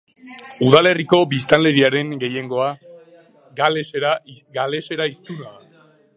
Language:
Basque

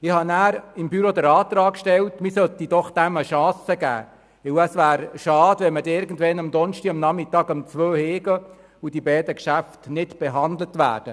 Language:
Swiss German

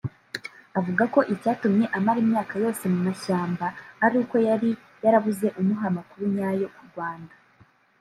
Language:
Kinyarwanda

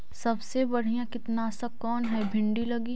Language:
Magahi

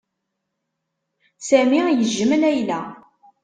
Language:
Kabyle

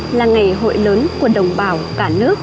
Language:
Vietnamese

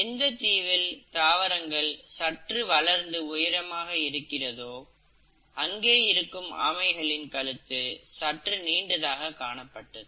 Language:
Tamil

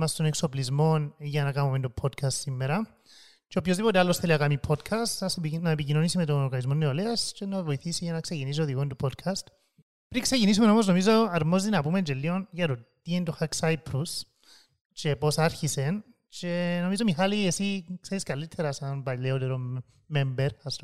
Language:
Greek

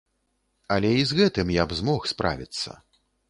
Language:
Belarusian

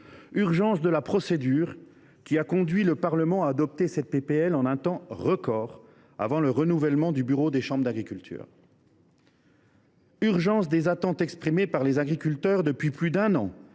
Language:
French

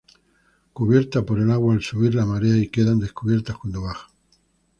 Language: Spanish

